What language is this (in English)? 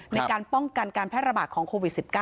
Thai